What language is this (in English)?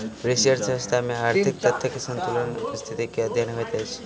Maithili